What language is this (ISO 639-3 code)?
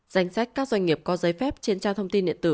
vie